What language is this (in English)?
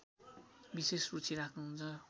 Nepali